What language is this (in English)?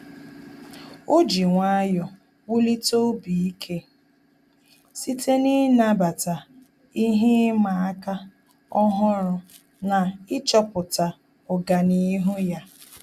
Igbo